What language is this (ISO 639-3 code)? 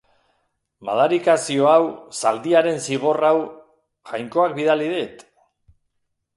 eus